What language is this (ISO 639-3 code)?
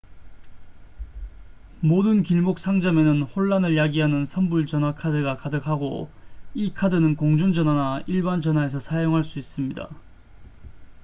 kor